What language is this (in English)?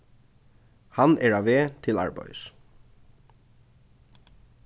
Faroese